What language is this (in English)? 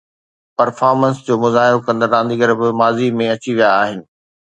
Sindhi